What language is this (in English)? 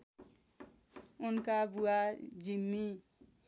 Nepali